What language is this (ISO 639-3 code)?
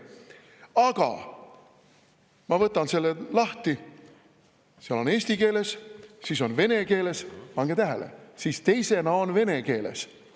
est